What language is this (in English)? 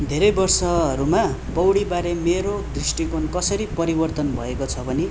Nepali